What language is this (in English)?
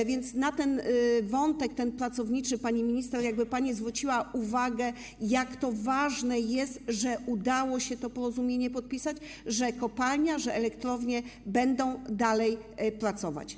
Polish